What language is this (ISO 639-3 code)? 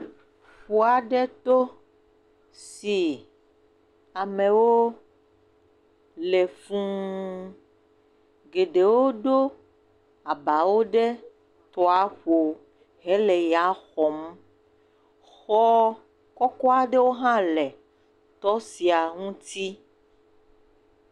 ewe